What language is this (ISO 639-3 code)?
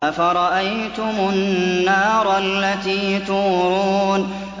ara